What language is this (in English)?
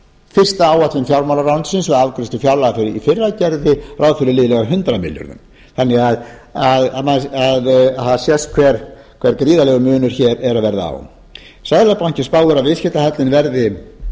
Icelandic